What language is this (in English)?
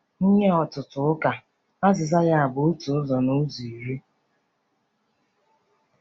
Igbo